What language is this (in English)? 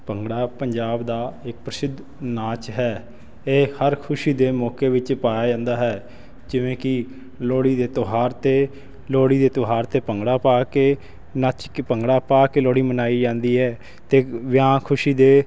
Punjabi